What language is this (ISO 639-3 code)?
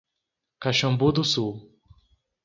por